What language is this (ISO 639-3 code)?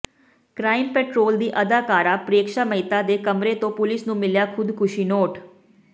pan